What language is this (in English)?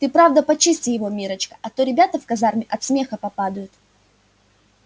Russian